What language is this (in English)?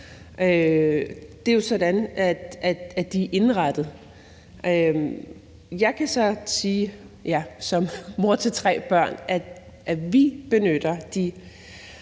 Danish